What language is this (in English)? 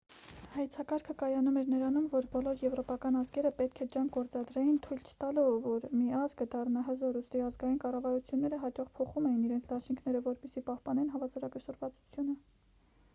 Armenian